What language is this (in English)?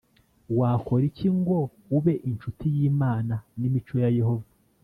Kinyarwanda